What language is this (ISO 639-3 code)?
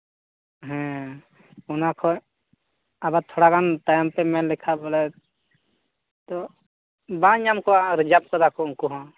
sat